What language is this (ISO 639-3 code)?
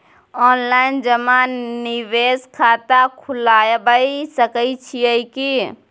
mai